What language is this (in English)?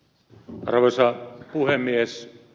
Finnish